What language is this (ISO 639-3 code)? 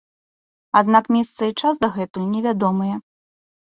bel